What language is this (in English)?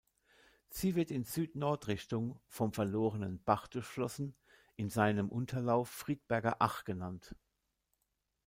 German